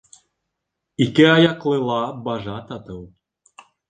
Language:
Bashkir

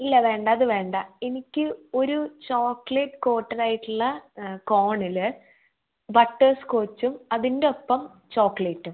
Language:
Malayalam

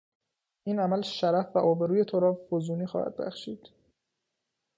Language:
Persian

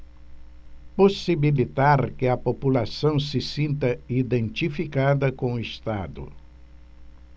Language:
Portuguese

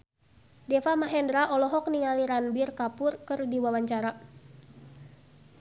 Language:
Sundanese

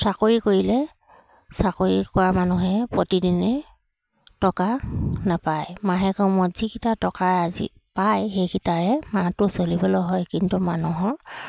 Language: Assamese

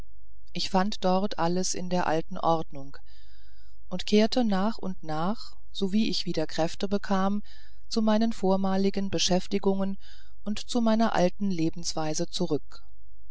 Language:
German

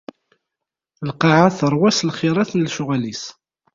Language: Kabyle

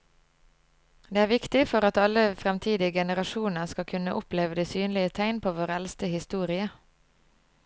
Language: Norwegian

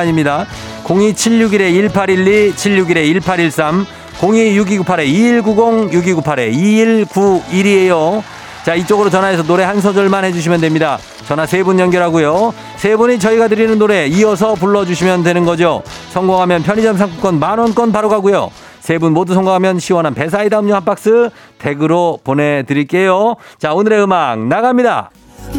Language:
Korean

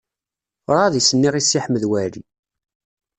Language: Kabyle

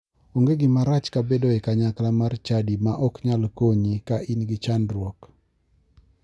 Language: Luo (Kenya and Tanzania)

